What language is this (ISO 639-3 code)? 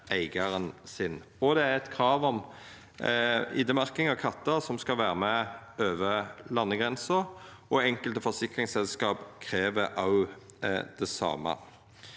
nor